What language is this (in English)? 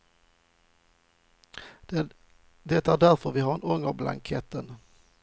Swedish